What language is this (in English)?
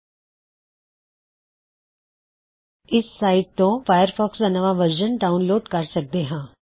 Punjabi